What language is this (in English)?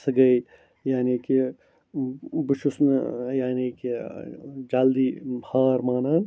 Kashmiri